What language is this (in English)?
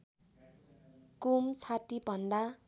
Nepali